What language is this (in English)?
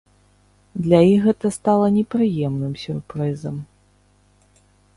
Belarusian